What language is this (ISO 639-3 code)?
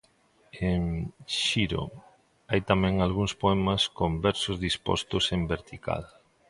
glg